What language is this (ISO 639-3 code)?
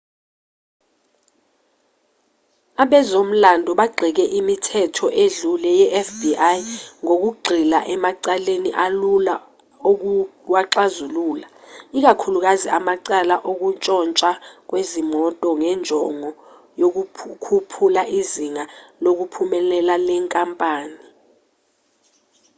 zul